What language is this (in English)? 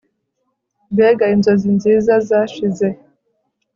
Kinyarwanda